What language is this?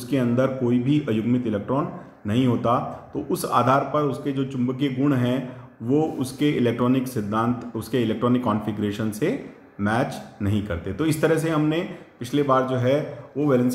Hindi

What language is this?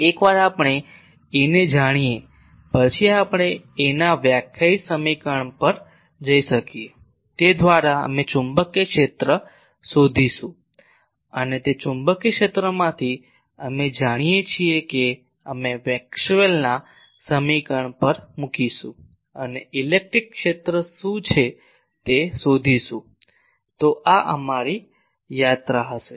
Gujarati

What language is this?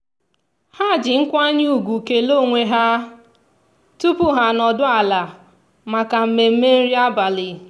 Igbo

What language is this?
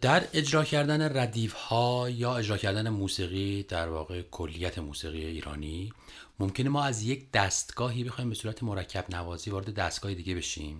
Persian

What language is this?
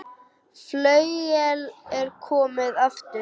Icelandic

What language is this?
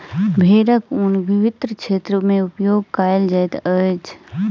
Maithili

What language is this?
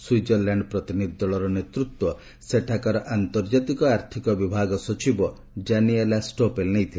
Odia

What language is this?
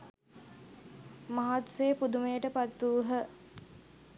Sinhala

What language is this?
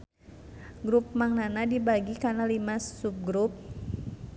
Sundanese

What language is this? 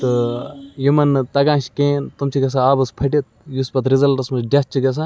Kashmiri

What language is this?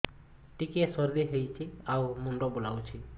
Odia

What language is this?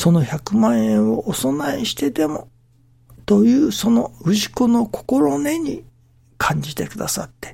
Japanese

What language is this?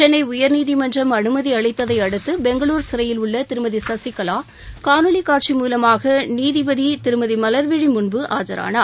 Tamil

